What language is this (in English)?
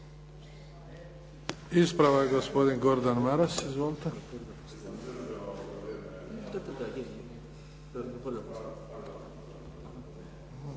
Croatian